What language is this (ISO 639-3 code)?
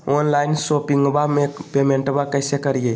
mag